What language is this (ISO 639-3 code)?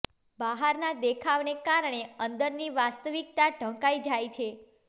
guj